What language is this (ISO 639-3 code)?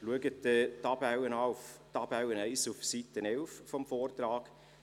gsw